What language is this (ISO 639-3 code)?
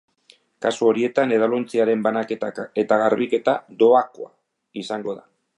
eus